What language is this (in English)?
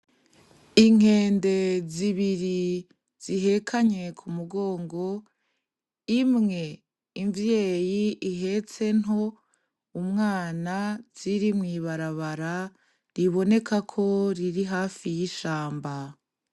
Rundi